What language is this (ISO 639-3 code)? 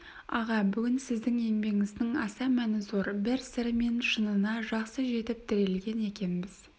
kaz